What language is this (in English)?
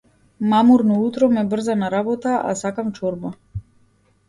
Macedonian